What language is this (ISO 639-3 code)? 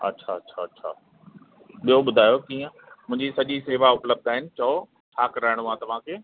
snd